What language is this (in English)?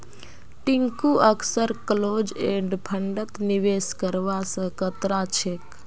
Magahi